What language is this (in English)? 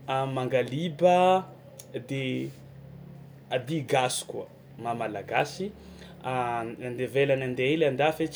Tsimihety Malagasy